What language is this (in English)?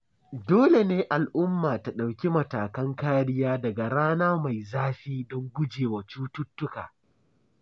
Hausa